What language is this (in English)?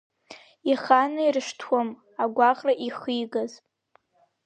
Abkhazian